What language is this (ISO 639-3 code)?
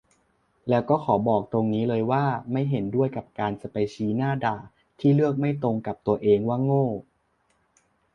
tha